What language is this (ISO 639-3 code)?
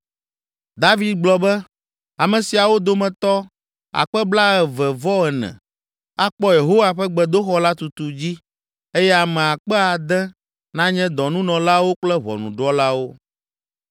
ewe